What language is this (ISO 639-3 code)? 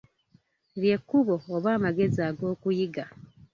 lug